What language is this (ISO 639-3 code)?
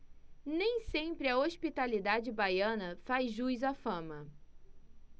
por